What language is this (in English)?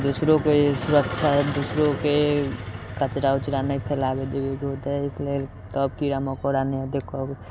Maithili